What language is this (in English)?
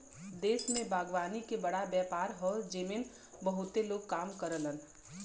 Bhojpuri